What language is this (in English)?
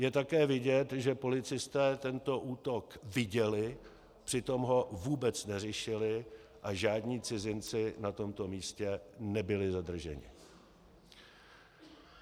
Czech